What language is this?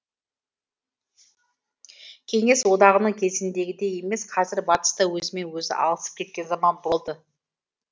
Kazakh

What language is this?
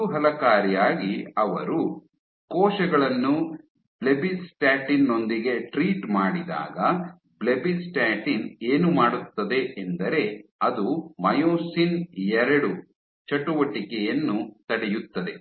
Kannada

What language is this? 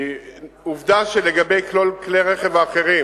Hebrew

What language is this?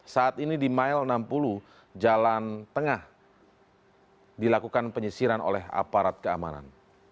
Indonesian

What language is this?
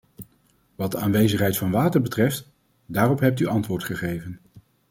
Dutch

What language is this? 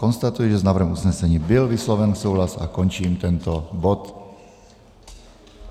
Czech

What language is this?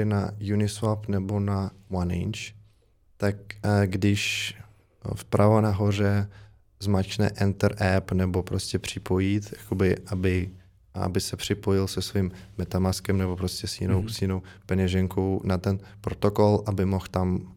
Czech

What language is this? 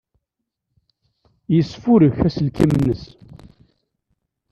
Kabyle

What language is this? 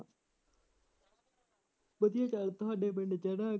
Punjabi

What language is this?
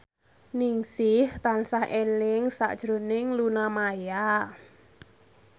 Javanese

